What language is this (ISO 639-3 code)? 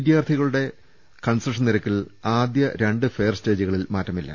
mal